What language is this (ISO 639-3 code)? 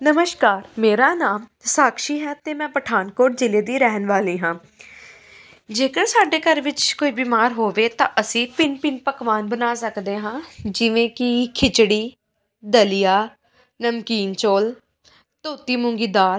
pan